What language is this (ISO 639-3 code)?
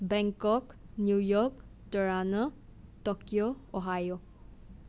mni